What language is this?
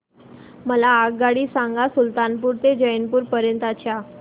Marathi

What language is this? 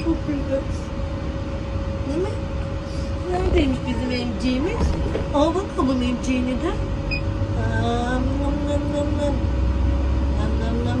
Turkish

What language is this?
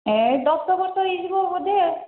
Odia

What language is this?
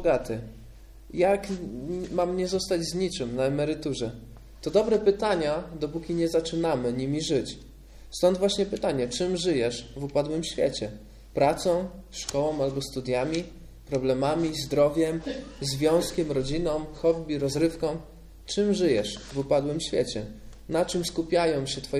Polish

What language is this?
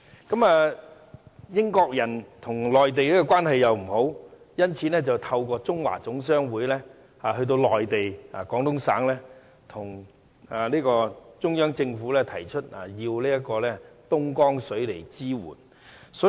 Cantonese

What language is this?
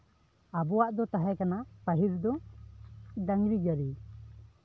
Santali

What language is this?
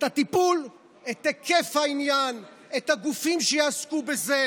Hebrew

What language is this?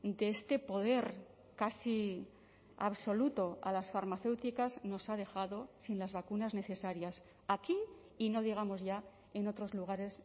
Spanish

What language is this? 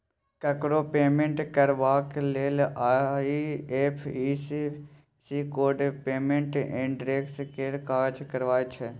Maithili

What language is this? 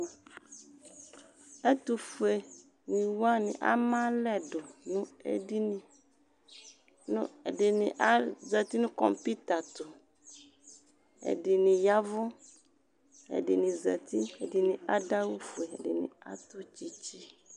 Ikposo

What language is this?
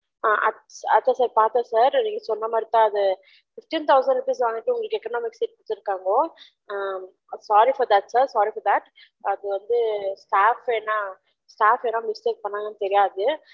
Tamil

